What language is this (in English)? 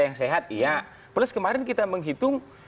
Indonesian